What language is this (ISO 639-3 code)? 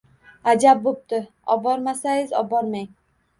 uzb